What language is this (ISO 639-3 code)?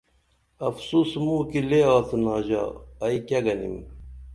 dml